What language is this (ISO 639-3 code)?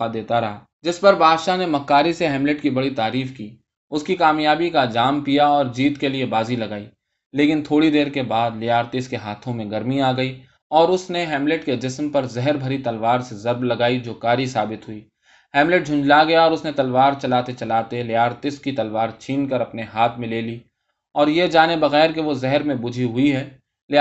urd